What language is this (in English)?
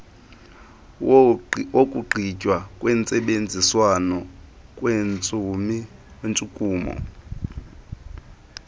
Xhosa